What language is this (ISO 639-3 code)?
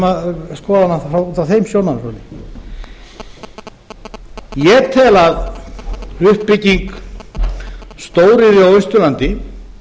isl